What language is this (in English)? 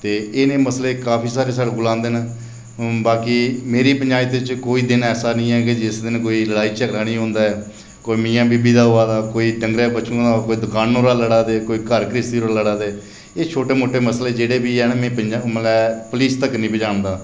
Dogri